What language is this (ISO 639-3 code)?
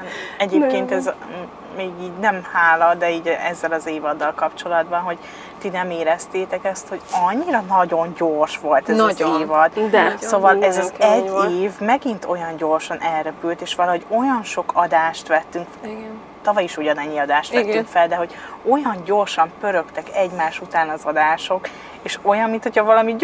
hun